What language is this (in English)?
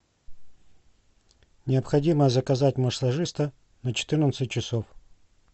Russian